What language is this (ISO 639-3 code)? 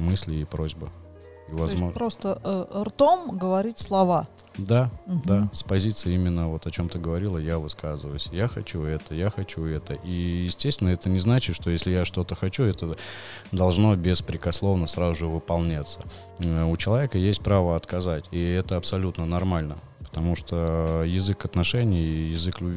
rus